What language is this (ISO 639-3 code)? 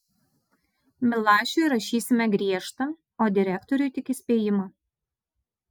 lit